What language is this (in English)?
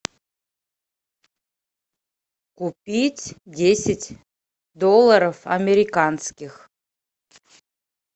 Russian